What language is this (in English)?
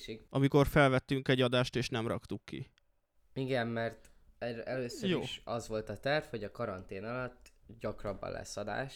Hungarian